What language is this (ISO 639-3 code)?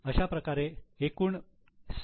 mar